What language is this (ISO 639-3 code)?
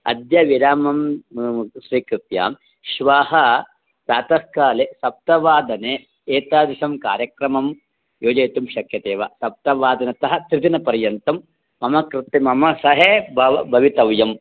san